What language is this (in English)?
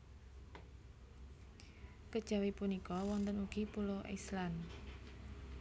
Javanese